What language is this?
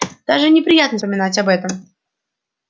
Russian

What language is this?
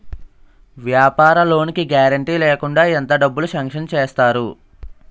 Telugu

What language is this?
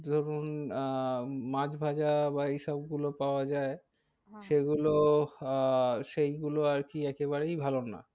Bangla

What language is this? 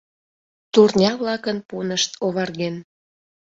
Mari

